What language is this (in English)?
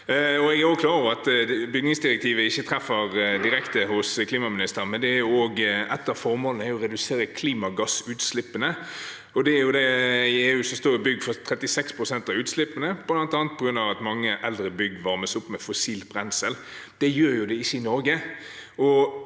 Norwegian